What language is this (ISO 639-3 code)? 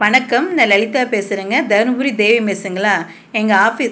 tam